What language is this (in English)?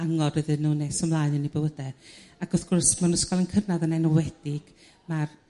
Welsh